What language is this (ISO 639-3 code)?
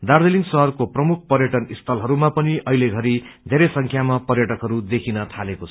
nep